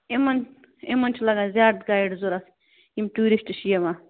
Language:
Kashmiri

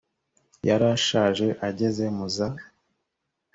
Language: Kinyarwanda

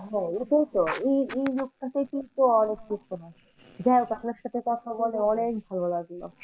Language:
Bangla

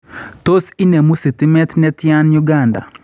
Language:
Kalenjin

